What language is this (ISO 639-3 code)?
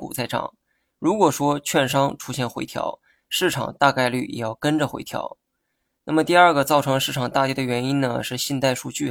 zho